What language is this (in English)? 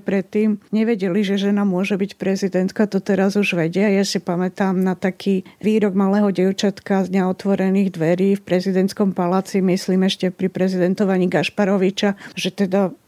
Slovak